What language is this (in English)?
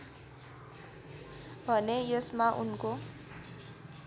Nepali